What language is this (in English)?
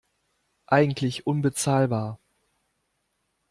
German